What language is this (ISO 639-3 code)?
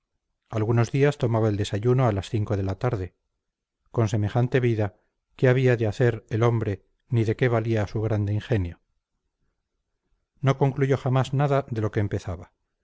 spa